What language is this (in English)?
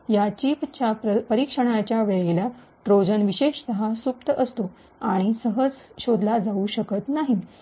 Marathi